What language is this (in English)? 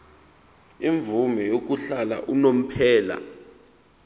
Zulu